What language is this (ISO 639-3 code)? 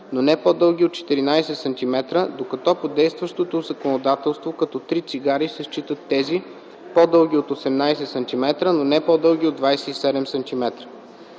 bul